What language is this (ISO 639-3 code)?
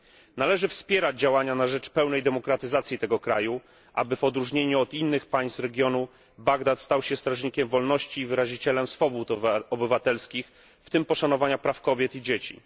pol